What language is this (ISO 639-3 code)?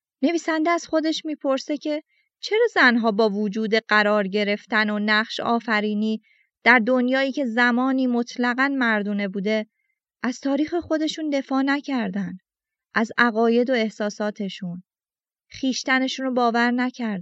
fas